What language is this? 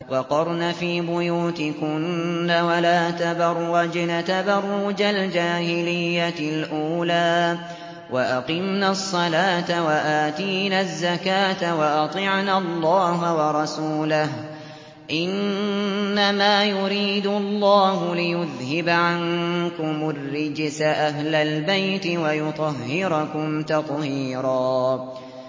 Arabic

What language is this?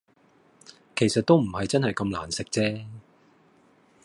Cantonese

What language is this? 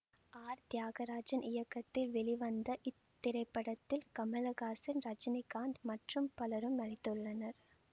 Tamil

